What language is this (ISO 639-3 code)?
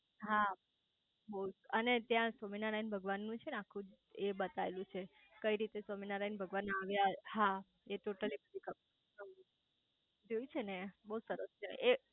guj